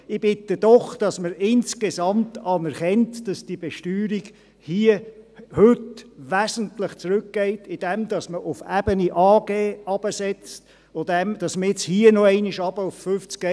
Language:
Swiss German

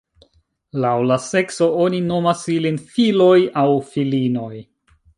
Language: Esperanto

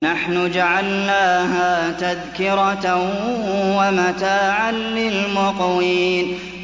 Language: Arabic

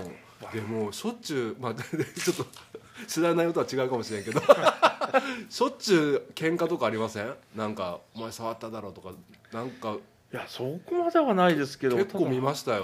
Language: Japanese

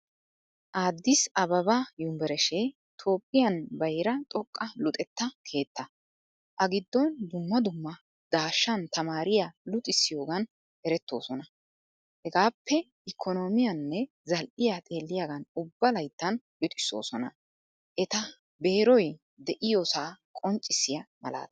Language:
Wolaytta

